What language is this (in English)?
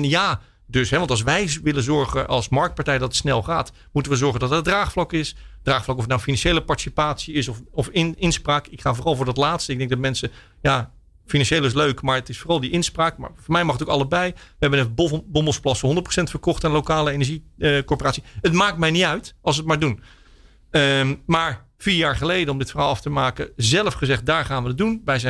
Dutch